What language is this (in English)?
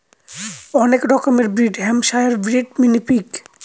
Bangla